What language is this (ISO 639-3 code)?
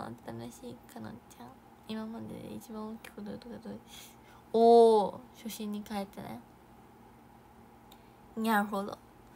jpn